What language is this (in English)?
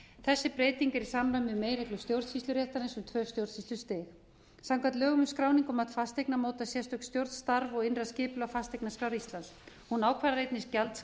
Icelandic